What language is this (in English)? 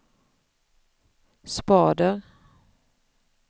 Swedish